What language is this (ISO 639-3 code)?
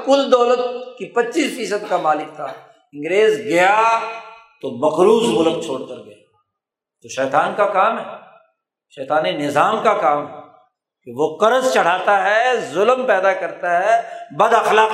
urd